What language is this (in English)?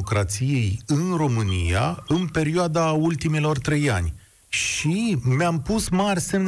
Romanian